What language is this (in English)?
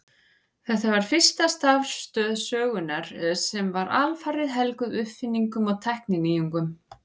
Icelandic